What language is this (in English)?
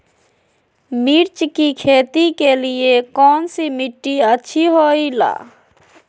Magahi